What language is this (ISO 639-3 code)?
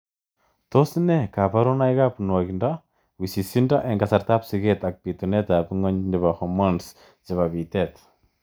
kln